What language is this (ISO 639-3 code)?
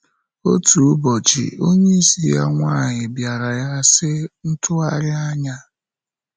ibo